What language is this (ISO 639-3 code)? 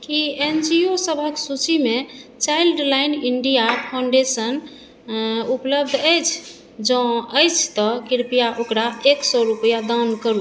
mai